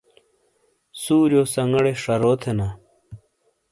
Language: Shina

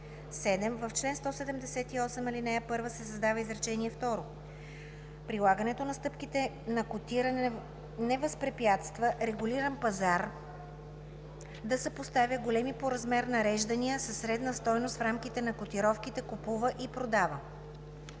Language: Bulgarian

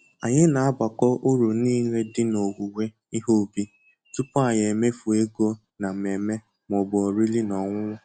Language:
Igbo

